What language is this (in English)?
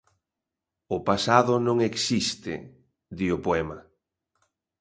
Galician